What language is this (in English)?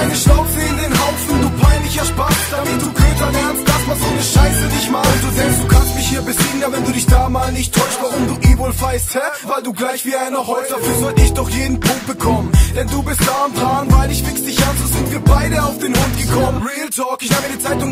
German